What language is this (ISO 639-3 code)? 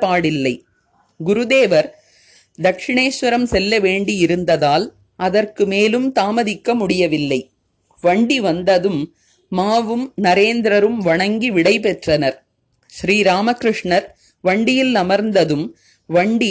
tam